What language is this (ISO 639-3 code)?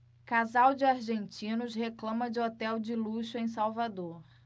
por